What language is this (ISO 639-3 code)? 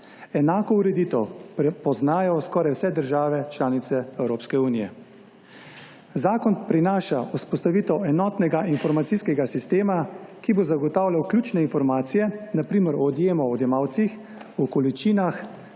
slv